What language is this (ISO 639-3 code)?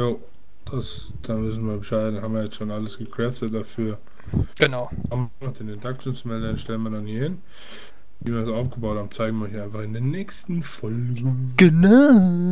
deu